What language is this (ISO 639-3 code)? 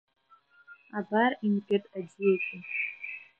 abk